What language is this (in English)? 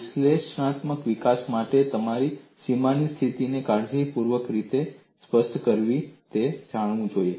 Gujarati